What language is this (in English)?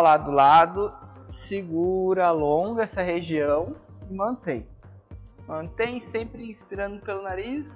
Portuguese